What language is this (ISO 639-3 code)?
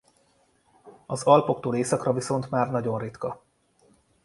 hun